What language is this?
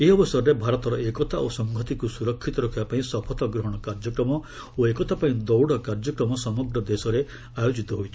Odia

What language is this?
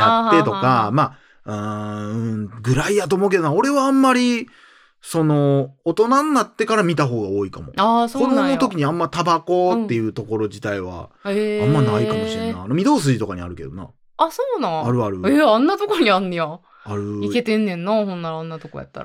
Japanese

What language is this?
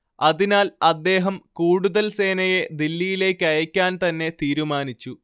Malayalam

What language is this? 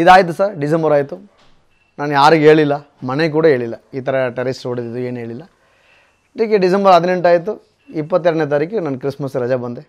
Kannada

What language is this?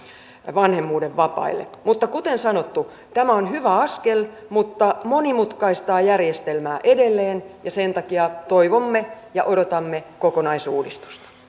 Finnish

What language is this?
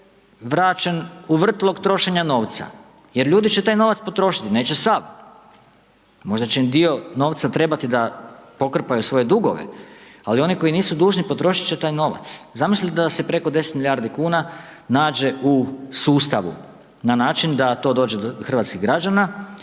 Croatian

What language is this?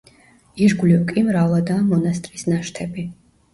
Georgian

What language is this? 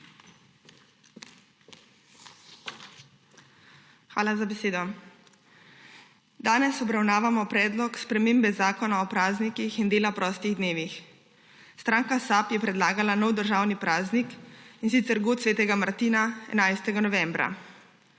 Slovenian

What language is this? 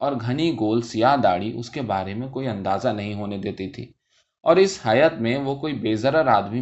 Urdu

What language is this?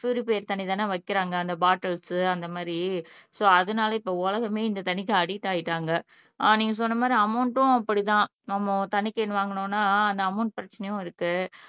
Tamil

